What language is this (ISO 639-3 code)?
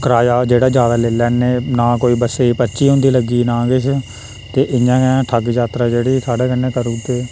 doi